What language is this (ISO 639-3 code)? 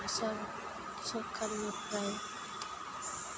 brx